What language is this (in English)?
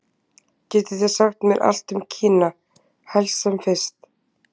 Icelandic